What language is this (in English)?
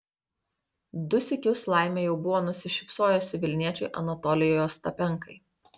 Lithuanian